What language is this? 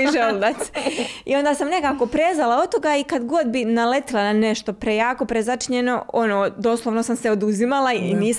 Croatian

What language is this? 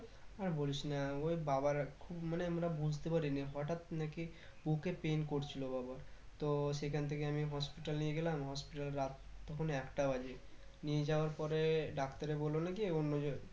Bangla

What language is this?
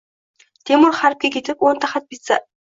Uzbek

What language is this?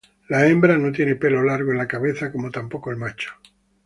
Spanish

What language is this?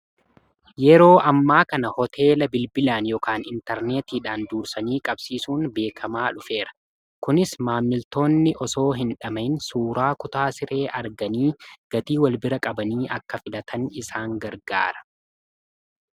Oromo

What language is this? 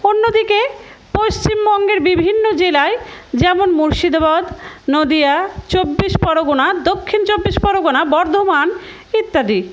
Bangla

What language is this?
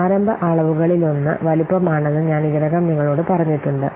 Malayalam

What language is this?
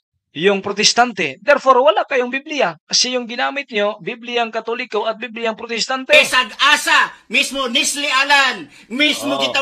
Filipino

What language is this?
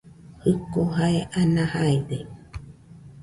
Nüpode Huitoto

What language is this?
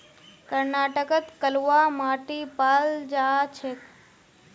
Magahi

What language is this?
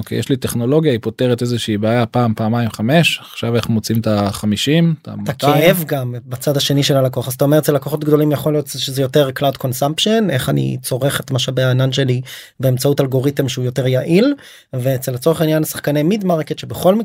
Hebrew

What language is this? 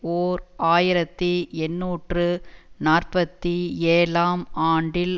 Tamil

